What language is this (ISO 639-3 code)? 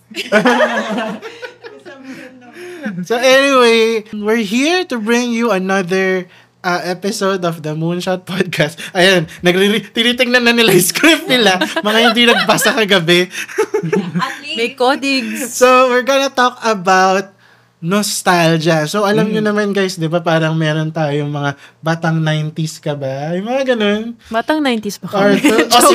fil